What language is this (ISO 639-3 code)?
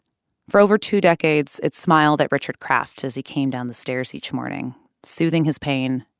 eng